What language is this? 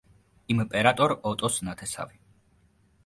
Georgian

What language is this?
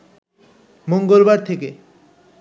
Bangla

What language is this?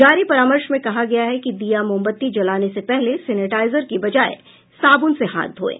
Hindi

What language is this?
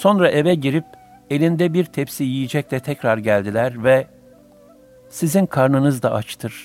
Turkish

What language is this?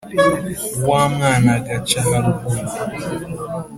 Kinyarwanda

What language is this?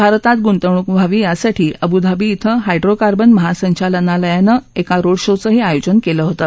Marathi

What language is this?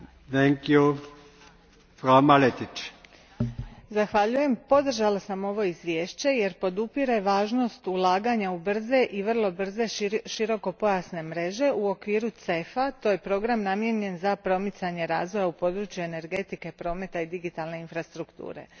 Croatian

